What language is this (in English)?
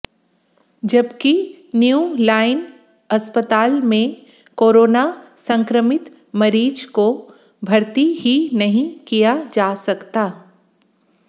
Hindi